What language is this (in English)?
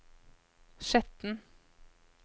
Norwegian